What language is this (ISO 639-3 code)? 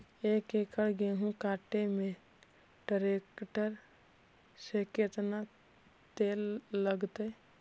mag